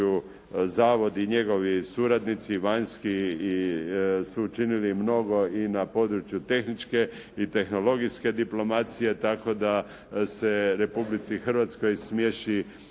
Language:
Croatian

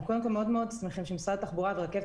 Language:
Hebrew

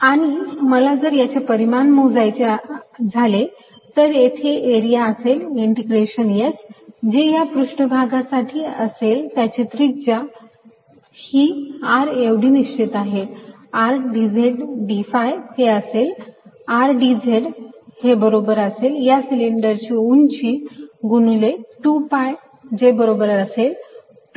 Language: Marathi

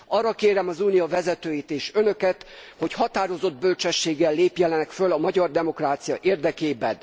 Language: Hungarian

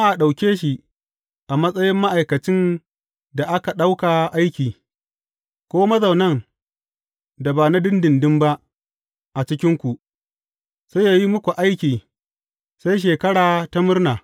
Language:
Hausa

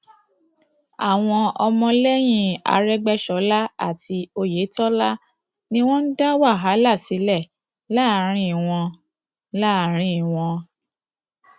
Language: Yoruba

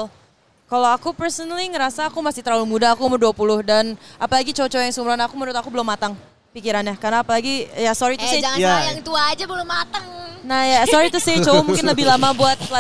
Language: Indonesian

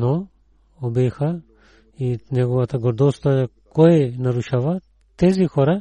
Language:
Bulgarian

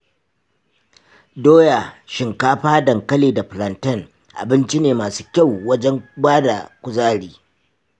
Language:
Hausa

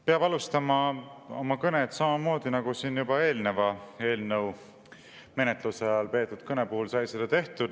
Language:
Estonian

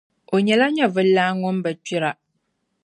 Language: Dagbani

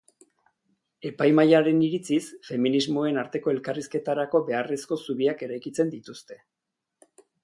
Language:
Basque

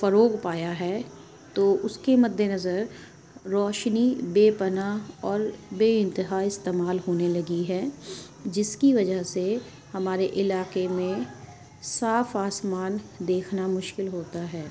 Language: Urdu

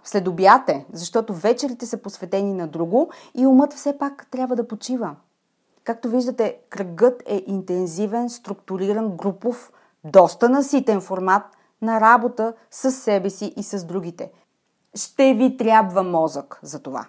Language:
Bulgarian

